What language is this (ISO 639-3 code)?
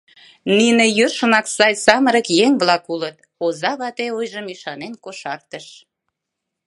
chm